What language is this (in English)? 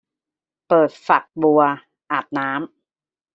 Thai